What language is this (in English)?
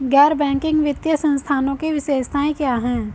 Hindi